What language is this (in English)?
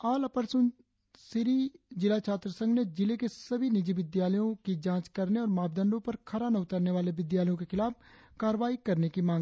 Hindi